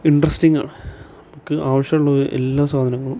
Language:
Malayalam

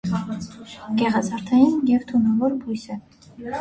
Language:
Armenian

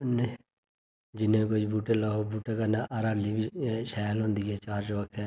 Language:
Dogri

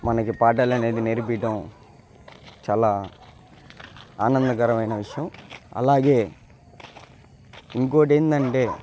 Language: Telugu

